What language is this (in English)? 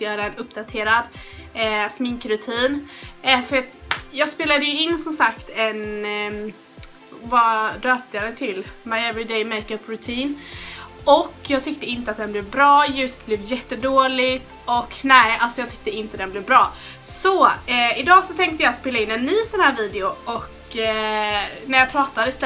Swedish